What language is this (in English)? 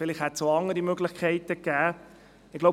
Swiss German